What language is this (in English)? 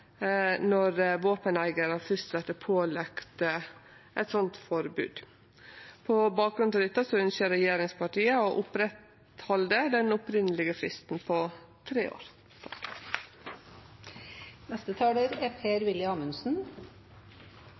Norwegian Nynorsk